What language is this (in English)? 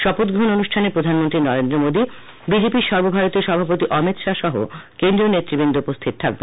Bangla